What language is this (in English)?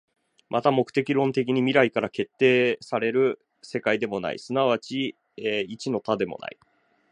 Japanese